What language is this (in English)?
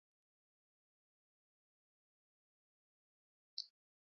Luo (Kenya and Tanzania)